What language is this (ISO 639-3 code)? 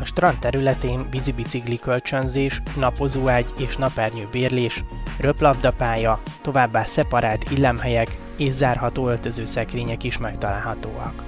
hun